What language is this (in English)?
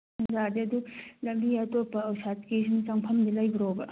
Manipuri